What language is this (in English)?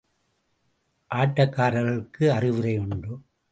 Tamil